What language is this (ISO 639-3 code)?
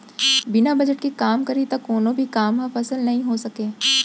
hne